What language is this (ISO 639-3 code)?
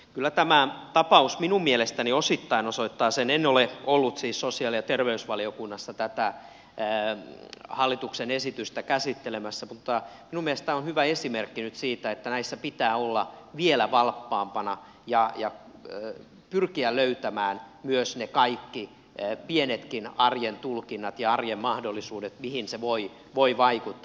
fin